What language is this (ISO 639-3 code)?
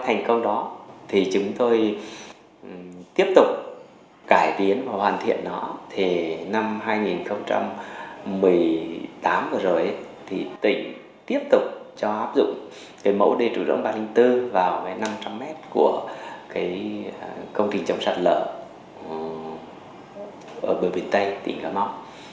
vie